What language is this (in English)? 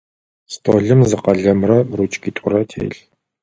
Adyghe